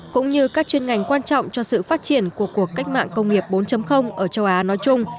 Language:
Vietnamese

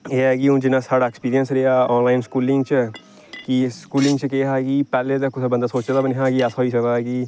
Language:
Dogri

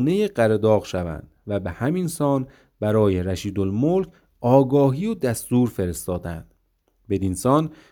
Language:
Persian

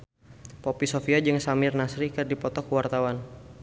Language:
Sundanese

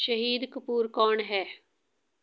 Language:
Punjabi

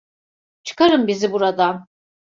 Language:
Turkish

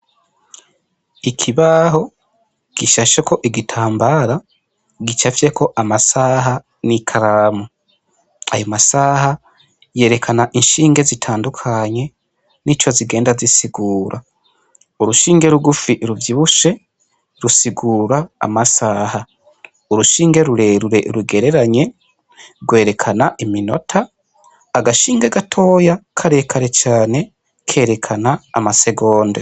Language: Rundi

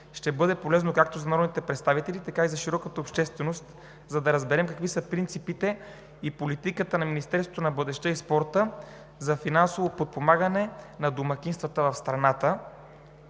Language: Bulgarian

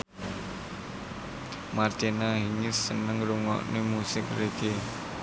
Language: Javanese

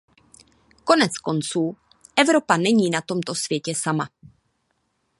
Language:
Czech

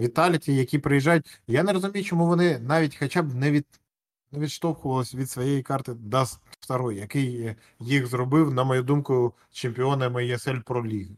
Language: Ukrainian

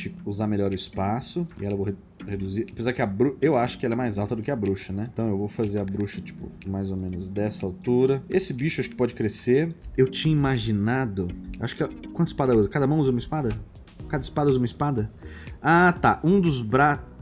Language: Portuguese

